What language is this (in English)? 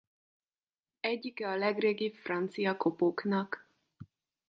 Hungarian